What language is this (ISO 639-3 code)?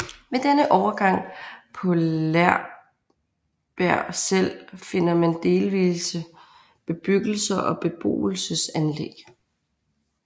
dan